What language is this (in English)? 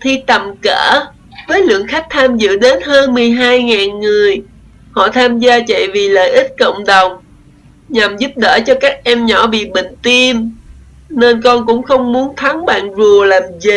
Vietnamese